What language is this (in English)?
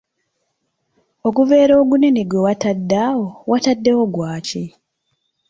Ganda